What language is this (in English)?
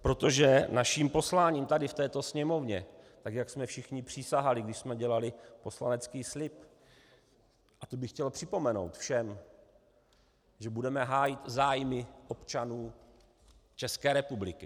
Czech